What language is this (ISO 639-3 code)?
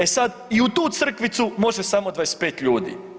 hrv